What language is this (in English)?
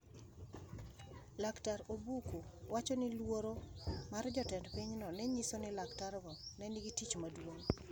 Luo (Kenya and Tanzania)